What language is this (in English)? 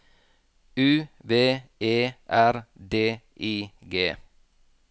Norwegian